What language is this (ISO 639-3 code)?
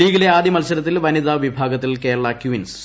mal